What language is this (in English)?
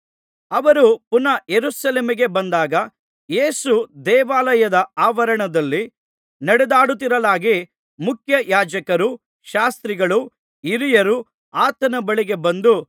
Kannada